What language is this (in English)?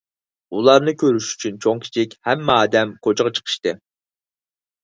Uyghur